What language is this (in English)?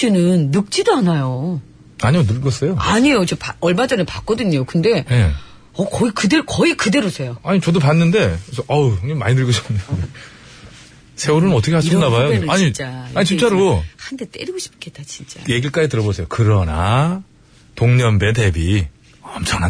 Korean